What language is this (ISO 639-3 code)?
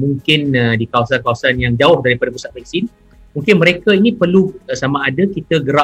msa